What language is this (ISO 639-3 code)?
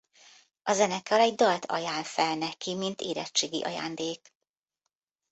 hun